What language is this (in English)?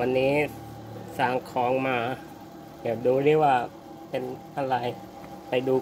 Thai